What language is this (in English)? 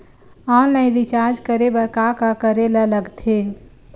Chhattisgarhi